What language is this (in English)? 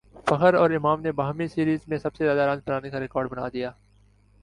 Urdu